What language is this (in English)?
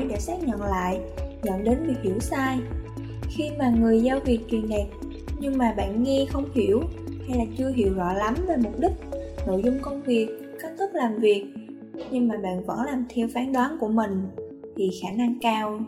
Vietnamese